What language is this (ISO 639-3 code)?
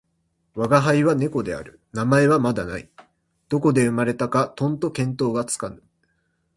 jpn